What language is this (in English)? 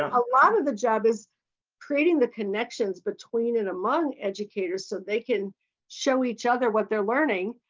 English